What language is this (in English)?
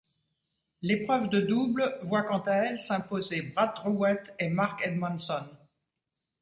French